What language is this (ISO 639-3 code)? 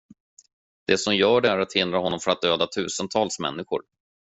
swe